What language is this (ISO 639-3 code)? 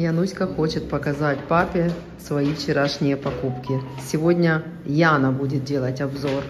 rus